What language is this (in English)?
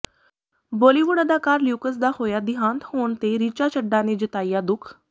Punjabi